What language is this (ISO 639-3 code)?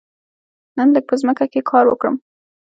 pus